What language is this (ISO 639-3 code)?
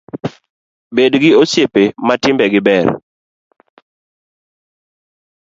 luo